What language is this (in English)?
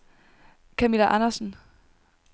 Danish